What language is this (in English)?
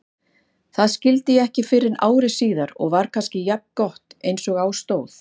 Icelandic